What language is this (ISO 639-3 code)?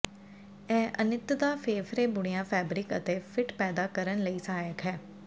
pan